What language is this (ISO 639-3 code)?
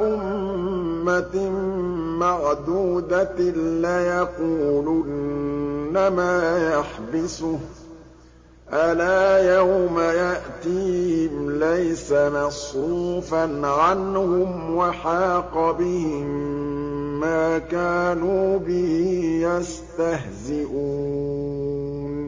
ara